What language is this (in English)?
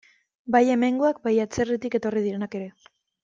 Basque